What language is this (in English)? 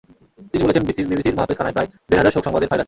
Bangla